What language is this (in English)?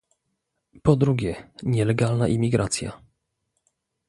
Polish